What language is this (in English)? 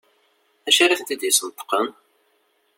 Kabyle